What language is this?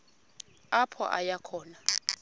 Xhosa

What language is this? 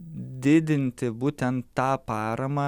Lithuanian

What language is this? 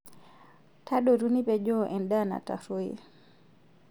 Masai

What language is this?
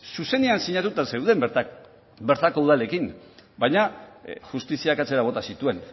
Basque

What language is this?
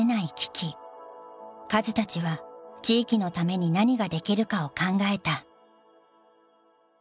Japanese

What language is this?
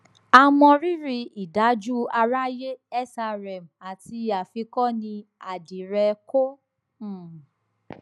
Yoruba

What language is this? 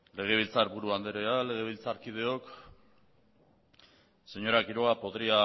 Basque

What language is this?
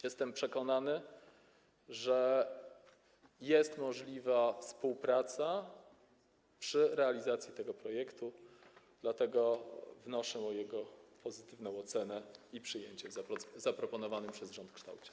Polish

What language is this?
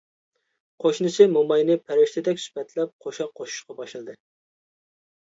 Uyghur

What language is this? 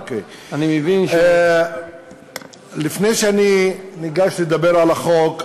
Hebrew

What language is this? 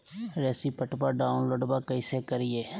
Magahi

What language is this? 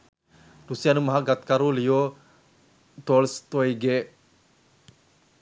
Sinhala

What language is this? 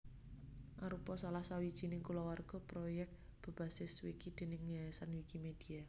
Javanese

